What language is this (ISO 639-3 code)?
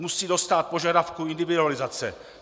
ces